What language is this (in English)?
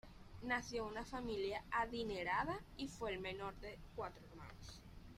Spanish